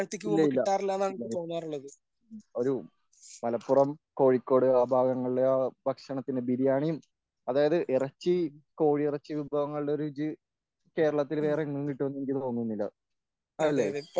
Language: Malayalam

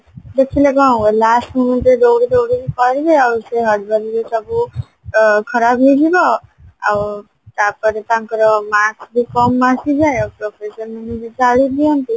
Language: Odia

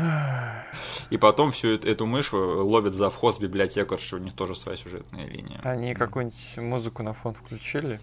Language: Russian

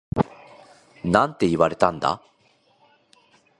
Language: Japanese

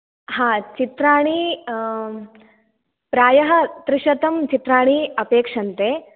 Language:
Sanskrit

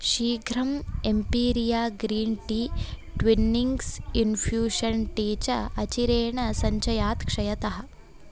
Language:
Sanskrit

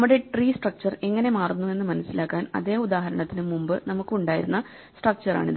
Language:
Malayalam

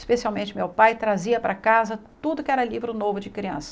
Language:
Portuguese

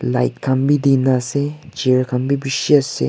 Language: Naga Pidgin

